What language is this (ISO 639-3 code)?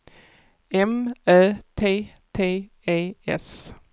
swe